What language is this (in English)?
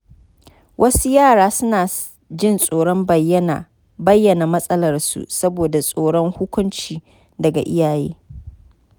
Hausa